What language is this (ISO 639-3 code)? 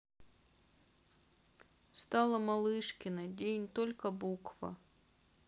rus